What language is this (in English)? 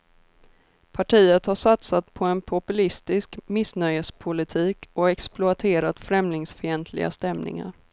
Swedish